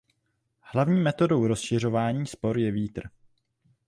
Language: Czech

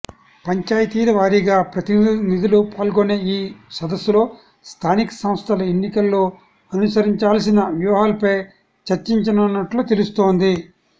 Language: Telugu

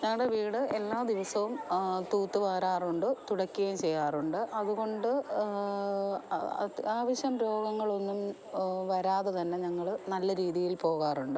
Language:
Malayalam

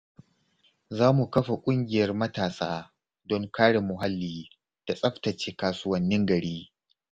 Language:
Hausa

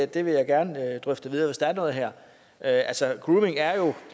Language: Danish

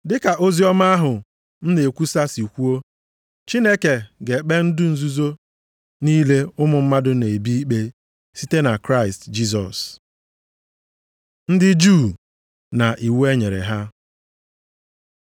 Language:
Igbo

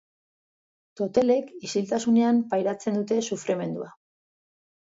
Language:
Basque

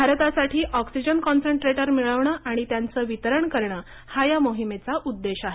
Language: Marathi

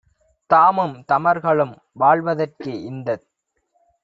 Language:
Tamil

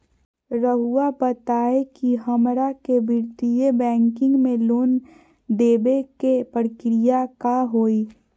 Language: Magahi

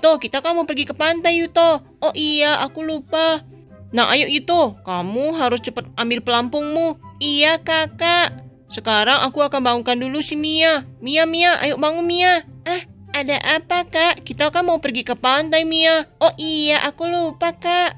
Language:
Indonesian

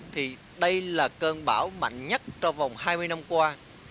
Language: Vietnamese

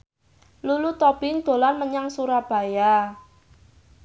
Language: Javanese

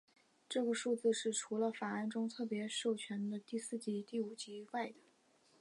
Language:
Chinese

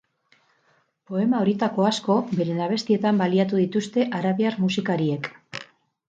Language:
Basque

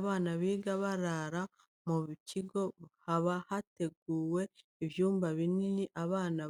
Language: Kinyarwanda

